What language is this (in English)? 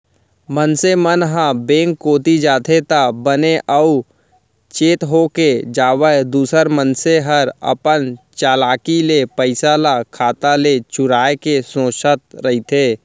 Chhattisgarhi